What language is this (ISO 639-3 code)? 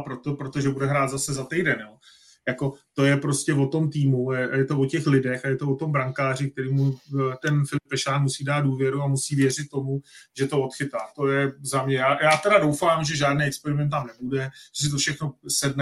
ces